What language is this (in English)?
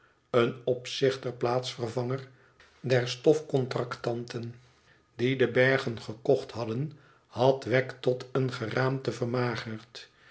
Dutch